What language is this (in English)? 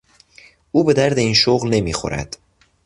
Persian